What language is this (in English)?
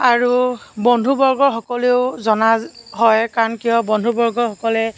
Assamese